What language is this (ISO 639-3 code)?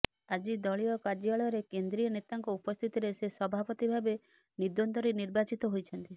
ori